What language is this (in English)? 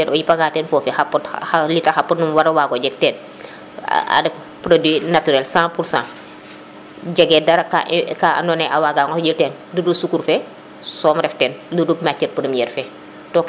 Serer